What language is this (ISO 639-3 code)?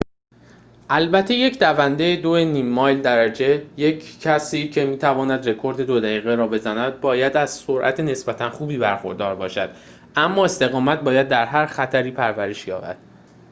fas